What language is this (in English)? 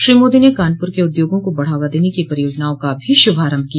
Hindi